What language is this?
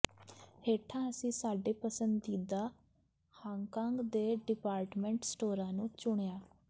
Punjabi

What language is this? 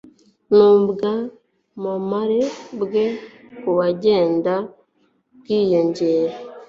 Kinyarwanda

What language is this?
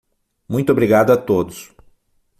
Portuguese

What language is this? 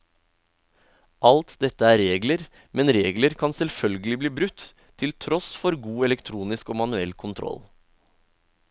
Norwegian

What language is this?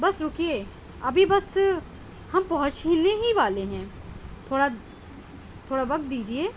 Urdu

